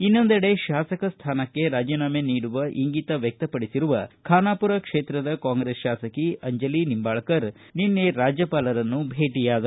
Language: Kannada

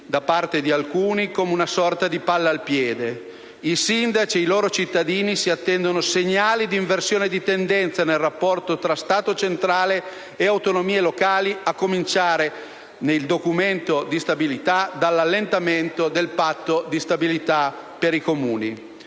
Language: Italian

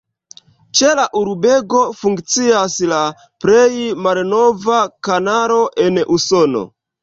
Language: Esperanto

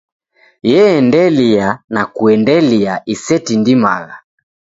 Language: Taita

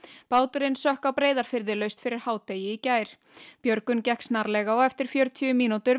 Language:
Icelandic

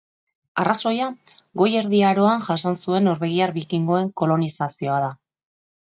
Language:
Basque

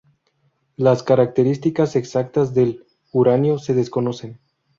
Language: Spanish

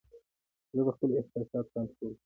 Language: Pashto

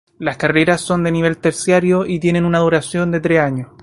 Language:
Spanish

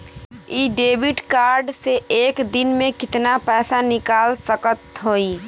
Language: Bhojpuri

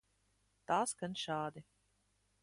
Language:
Latvian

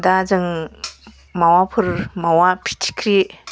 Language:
Bodo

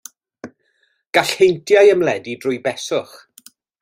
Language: Welsh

